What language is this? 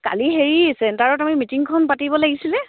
Assamese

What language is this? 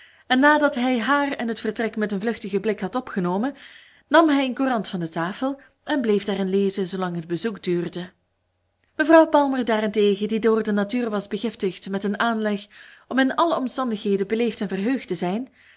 Dutch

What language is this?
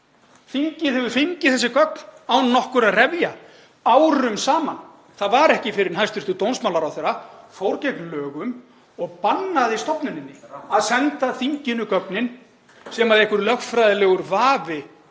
Icelandic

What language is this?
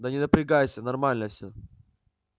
Russian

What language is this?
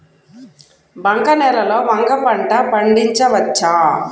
Telugu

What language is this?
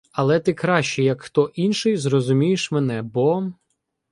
Ukrainian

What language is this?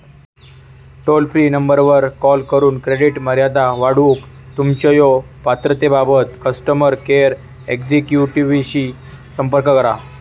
Marathi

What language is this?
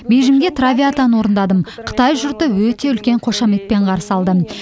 Kazakh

